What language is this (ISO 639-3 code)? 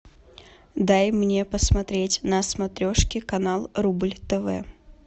rus